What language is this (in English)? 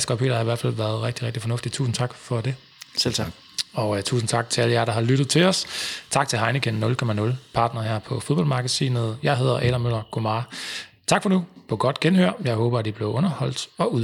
Danish